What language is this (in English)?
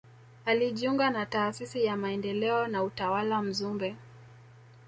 Swahili